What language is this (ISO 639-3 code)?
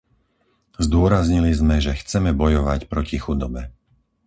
slk